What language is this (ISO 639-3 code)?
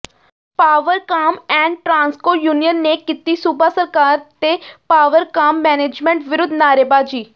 pan